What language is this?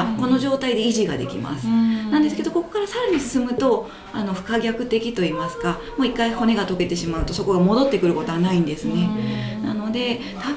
Japanese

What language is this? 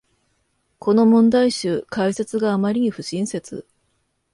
Japanese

